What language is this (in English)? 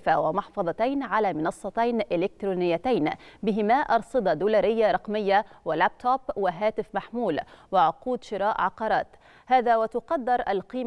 Arabic